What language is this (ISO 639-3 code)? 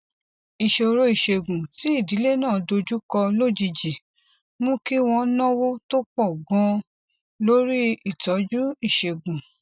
yor